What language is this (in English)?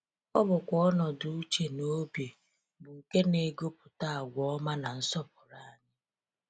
Igbo